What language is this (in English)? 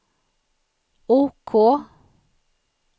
Swedish